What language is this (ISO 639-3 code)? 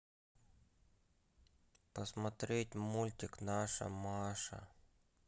rus